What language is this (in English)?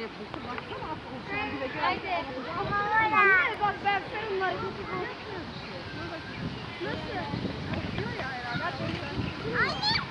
Turkish